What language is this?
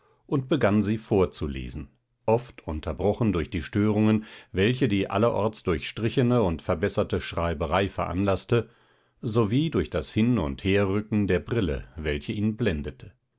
German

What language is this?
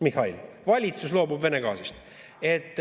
Estonian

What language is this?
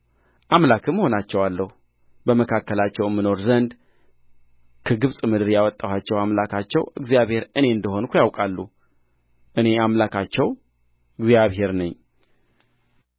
Amharic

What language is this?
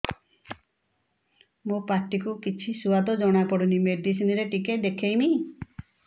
Odia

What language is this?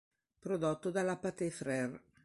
Italian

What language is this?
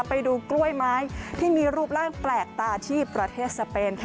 Thai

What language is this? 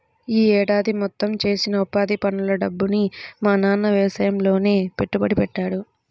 Telugu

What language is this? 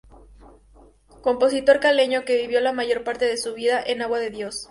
Spanish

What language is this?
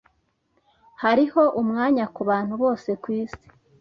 Kinyarwanda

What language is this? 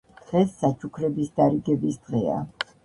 Georgian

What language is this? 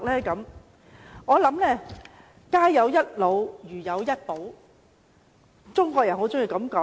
Cantonese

